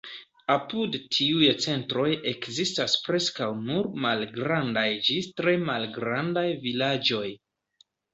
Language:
Esperanto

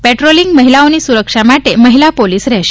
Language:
Gujarati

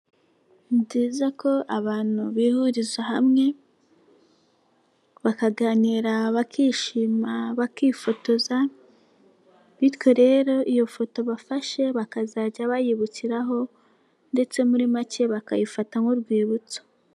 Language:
Kinyarwanda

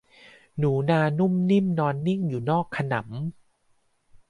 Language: Thai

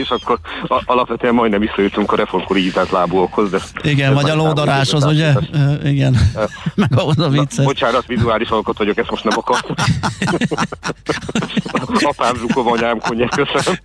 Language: Hungarian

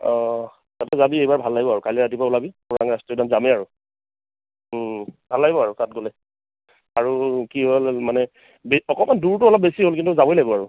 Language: Assamese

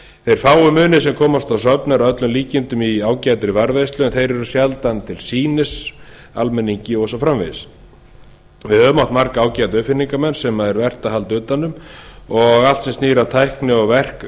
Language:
Icelandic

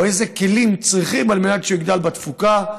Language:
Hebrew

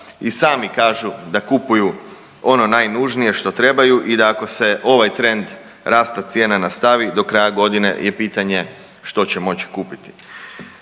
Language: Croatian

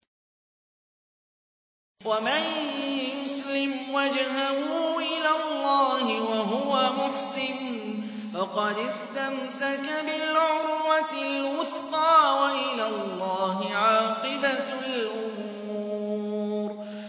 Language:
Arabic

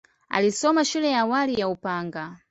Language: Swahili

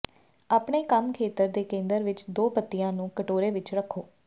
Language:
Punjabi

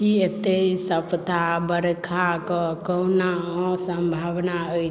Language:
Maithili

